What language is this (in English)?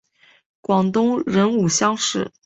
Chinese